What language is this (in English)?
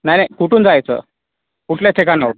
Marathi